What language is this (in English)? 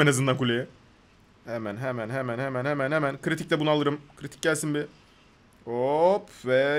Turkish